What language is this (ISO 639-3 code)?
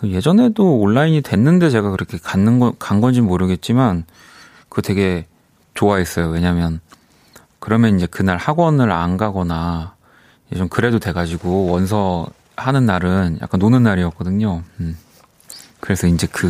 kor